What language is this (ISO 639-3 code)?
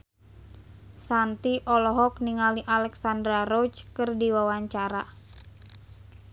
sun